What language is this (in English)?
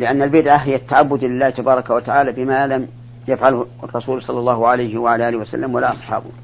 Arabic